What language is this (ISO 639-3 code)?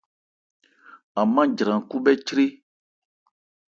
ebr